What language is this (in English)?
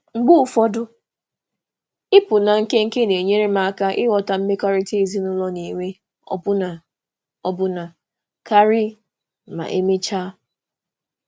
Igbo